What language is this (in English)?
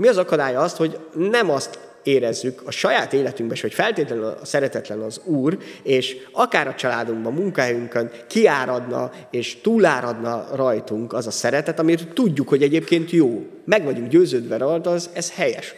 Hungarian